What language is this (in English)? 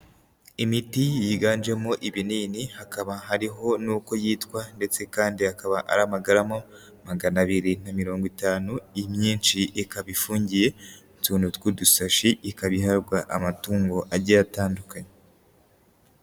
Kinyarwanda